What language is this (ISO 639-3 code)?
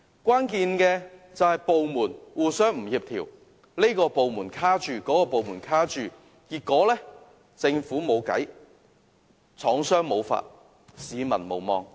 yue